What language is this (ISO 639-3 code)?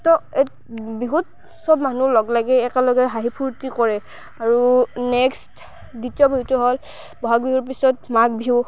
asm